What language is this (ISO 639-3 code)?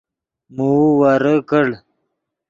ydg